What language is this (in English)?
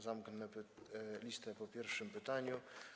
Polish